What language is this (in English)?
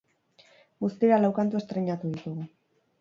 Basque